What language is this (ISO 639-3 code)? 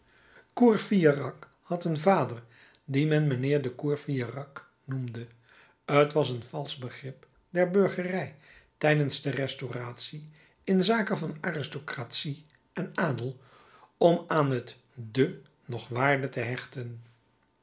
nld